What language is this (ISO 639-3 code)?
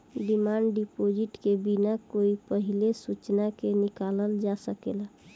bho